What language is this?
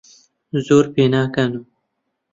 Central Kurdish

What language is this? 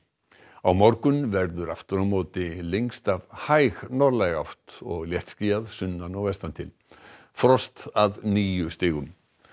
Icelandic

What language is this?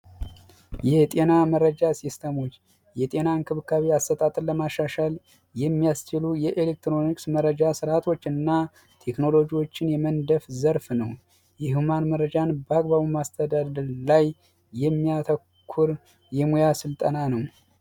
Amharic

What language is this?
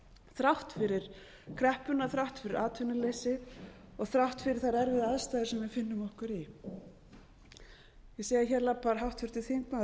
Icelandic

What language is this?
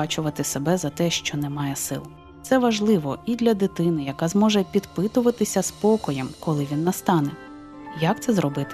Ukrainian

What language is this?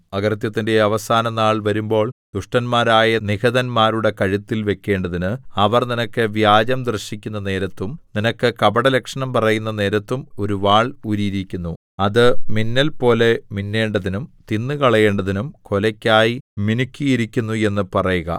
Malayalam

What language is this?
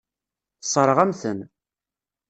Kabyle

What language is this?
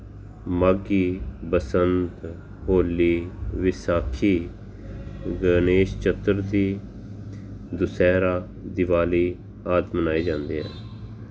Punjabi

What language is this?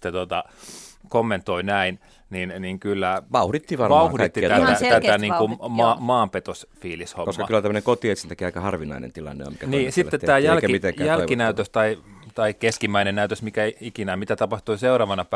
Finnish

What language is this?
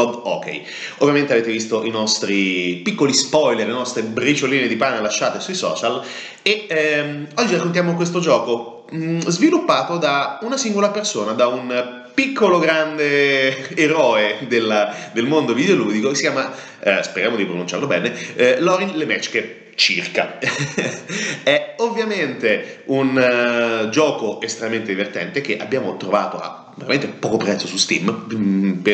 Italian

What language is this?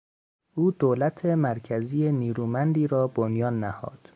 Persian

